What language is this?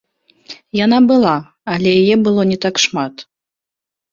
Belarusian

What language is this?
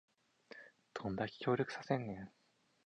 Japanese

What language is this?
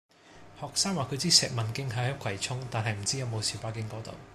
Cantonese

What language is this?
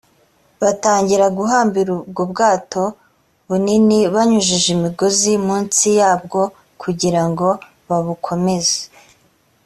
Kinyarwanda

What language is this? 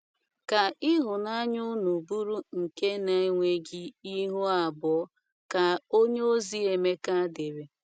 Igbo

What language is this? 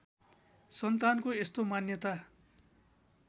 Nepali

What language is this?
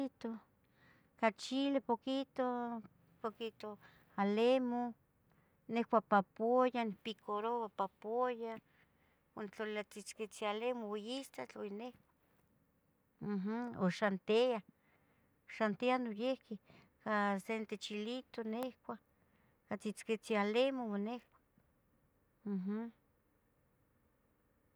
Tetelcingo Nahuatl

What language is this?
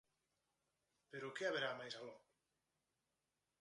Galician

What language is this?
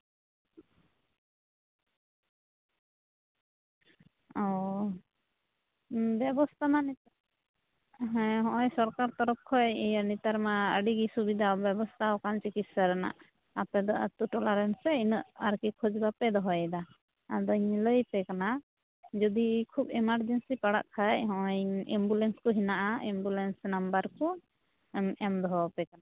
Santali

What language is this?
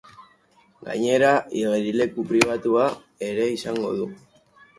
Basque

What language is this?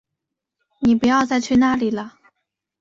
Chinese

